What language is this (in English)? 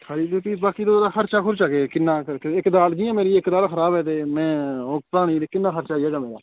Dogri